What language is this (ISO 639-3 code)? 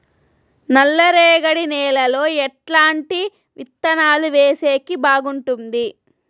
tel